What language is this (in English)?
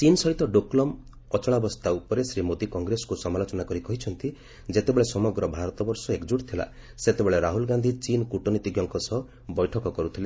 Odia